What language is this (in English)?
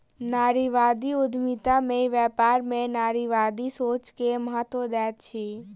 Maithili